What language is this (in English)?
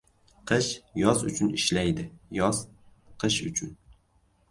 Uzbek